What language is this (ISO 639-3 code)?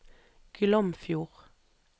nor